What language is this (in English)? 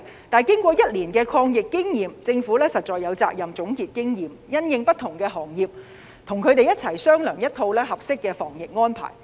Cantonese